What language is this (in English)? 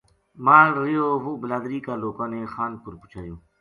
Gujari